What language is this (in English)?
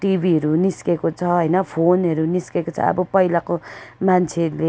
Nepali